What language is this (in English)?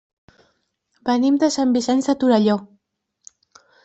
Catalan